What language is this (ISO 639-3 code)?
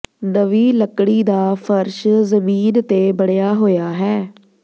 pan